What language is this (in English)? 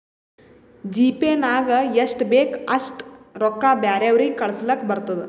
Kannada